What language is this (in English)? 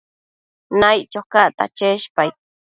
Matsés